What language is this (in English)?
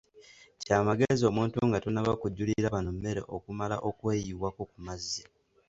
Ganda